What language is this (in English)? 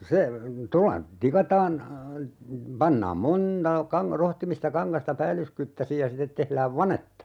Finnish